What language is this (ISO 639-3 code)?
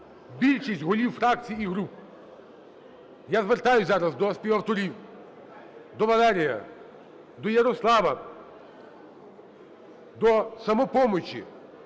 ukr